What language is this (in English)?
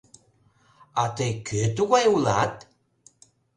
Mari